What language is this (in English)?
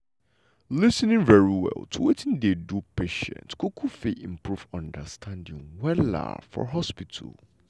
Nigerian Pidgin